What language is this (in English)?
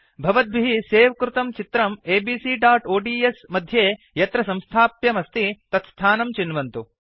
Sanskrit